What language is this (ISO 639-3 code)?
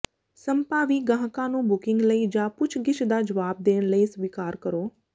pan